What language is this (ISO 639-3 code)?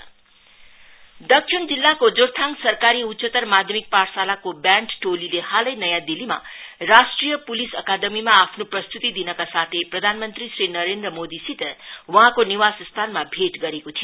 nep